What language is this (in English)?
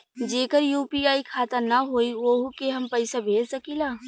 Bhojpuri